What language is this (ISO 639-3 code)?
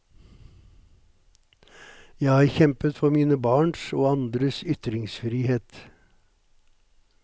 nor